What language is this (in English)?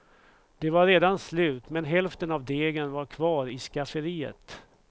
Swedish